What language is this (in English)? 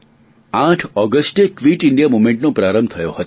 Gujarati